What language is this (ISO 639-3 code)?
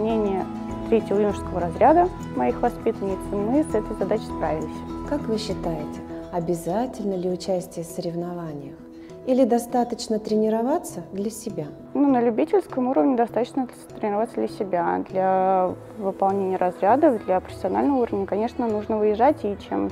rus